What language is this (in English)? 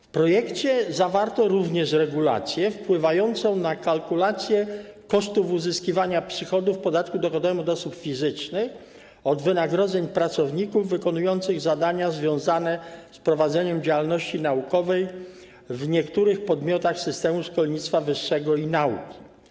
Polish